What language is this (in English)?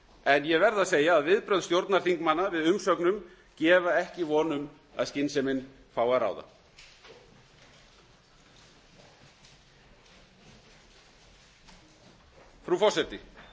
Icelandic